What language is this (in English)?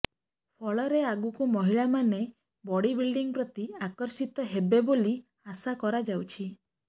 Odia